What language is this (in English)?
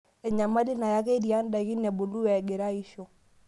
Masai